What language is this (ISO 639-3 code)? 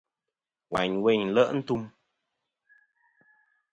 bkm